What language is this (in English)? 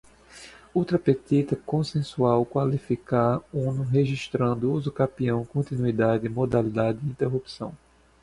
Portuguese